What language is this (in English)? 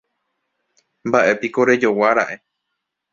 Guarani